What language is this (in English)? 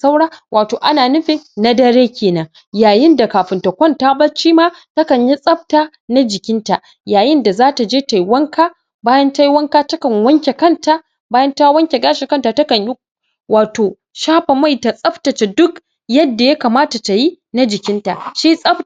Hausa